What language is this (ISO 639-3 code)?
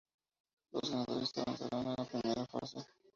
spa